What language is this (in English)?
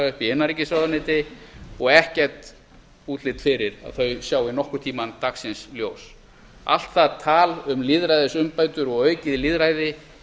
Icelandic